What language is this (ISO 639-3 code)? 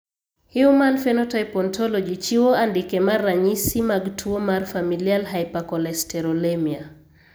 luo